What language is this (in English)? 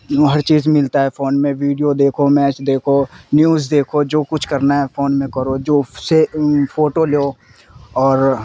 Urdu